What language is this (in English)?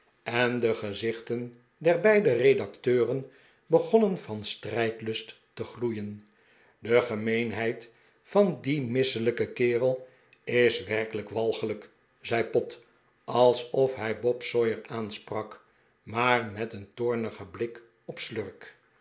Dutch